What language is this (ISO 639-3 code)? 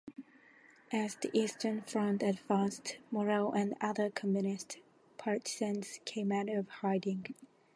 eng